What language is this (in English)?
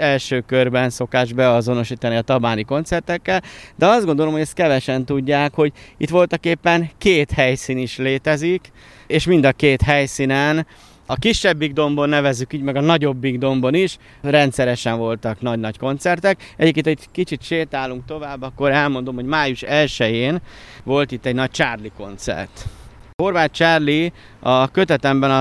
Hungarian